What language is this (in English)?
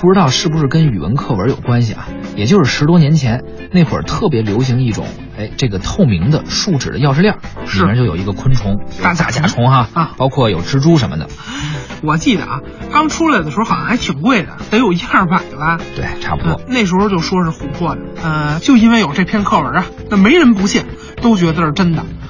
Chinese